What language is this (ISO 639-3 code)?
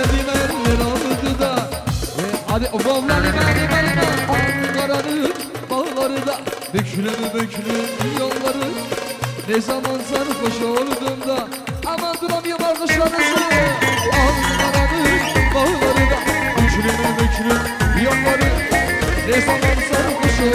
tur